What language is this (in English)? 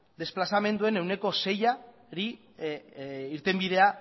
Basque